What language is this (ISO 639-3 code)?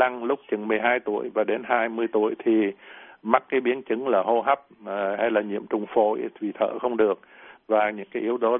vie